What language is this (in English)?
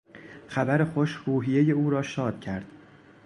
Persian